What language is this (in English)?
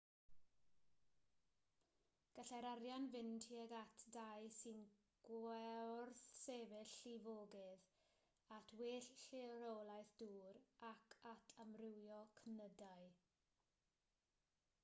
Welsh